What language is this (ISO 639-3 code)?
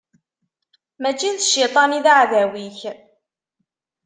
kab